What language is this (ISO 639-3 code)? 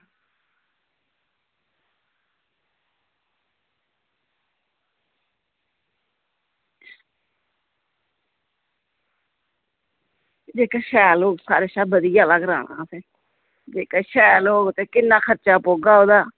doi